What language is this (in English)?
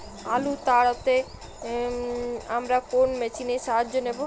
Bangla